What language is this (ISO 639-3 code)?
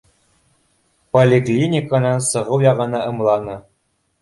bak